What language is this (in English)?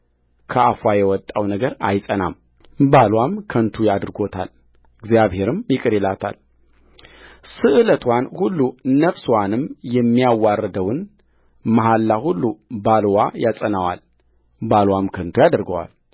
Amharic